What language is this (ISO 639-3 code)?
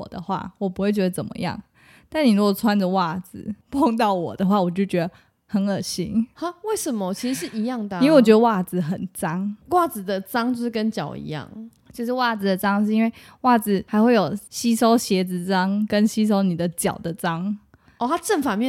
zho